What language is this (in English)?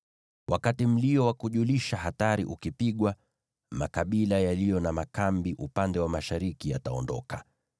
Swahili